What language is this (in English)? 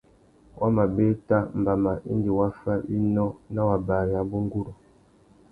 Tuki